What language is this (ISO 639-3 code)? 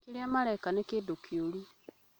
kik